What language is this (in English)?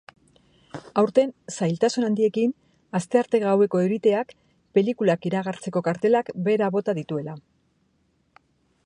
Basque